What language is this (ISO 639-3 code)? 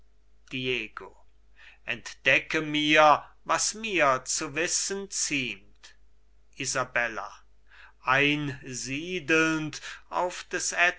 deu